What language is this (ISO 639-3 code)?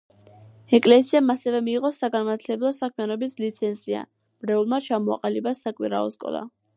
kat